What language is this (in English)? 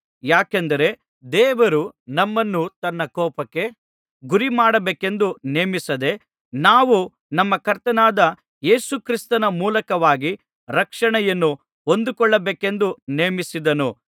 Kannada